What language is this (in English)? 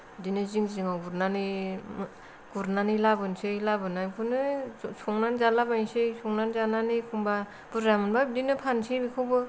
Bodo